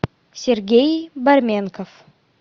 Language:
Russian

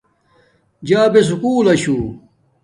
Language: Domaaki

